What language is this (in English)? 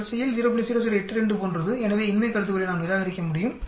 Tamil